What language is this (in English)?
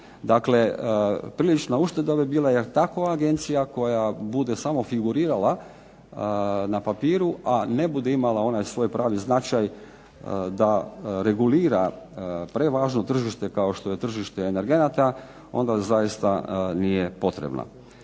Croatian